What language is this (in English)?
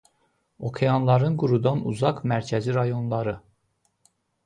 Azerbaijani